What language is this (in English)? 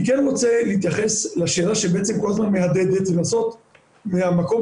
Hebrew